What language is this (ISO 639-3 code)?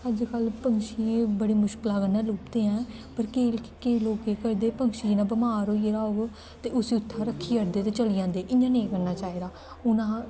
doi